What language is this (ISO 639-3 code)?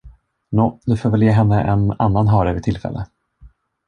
swe